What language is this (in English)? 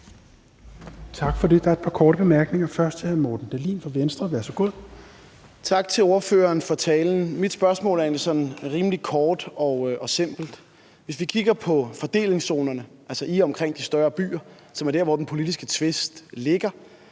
Danish